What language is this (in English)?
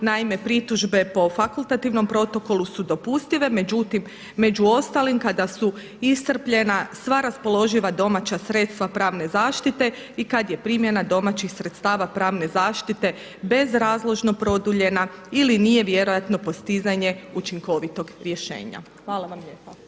Croatian